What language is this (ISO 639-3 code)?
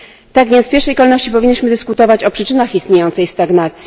pol